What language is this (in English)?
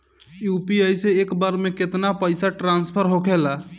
Bhojpuri